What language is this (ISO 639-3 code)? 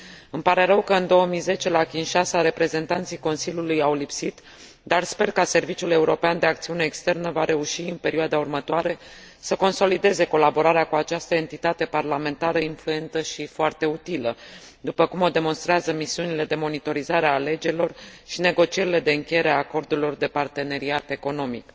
ron